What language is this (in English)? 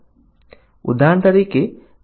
Gujarati